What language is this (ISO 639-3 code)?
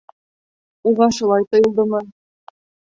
bak